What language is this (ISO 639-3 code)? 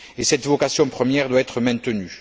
fra